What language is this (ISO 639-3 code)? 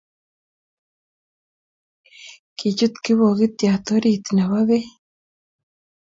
kln